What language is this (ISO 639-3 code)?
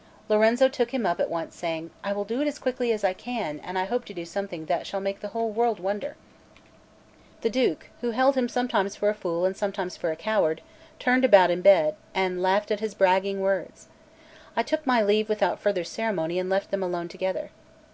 eng